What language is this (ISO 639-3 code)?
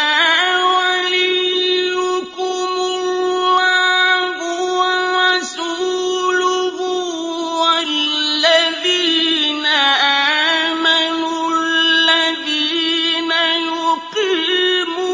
ara